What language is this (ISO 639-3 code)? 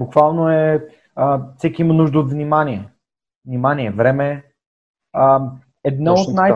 bul